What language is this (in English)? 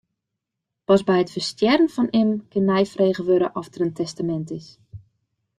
Western Frisian